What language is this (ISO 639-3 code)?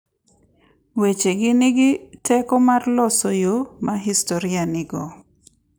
luo